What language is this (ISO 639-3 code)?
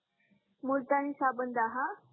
mar